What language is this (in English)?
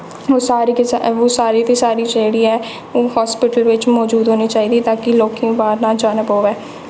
Dogri